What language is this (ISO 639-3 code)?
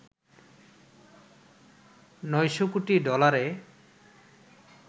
ben